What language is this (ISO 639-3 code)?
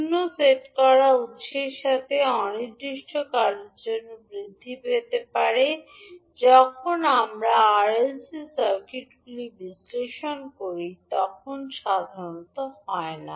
ben